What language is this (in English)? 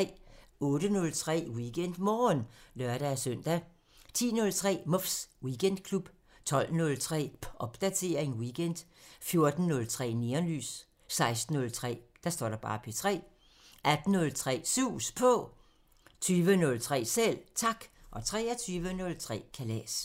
Danish